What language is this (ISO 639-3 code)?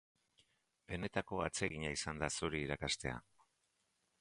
eus